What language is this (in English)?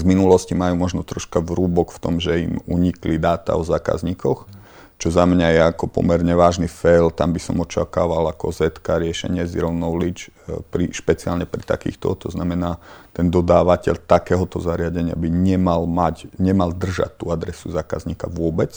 Czech